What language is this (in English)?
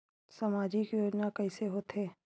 Chhattisgarhi